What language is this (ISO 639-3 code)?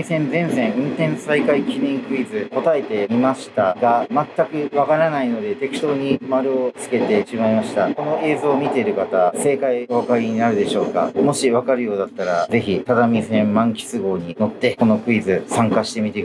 jpn